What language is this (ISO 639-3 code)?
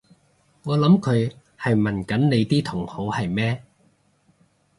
yue